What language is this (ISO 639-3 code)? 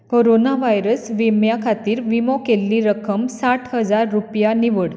kok